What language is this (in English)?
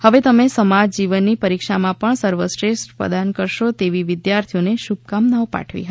Gujarati